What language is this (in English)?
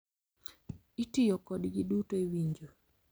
Luo (Kenya and Tanzania)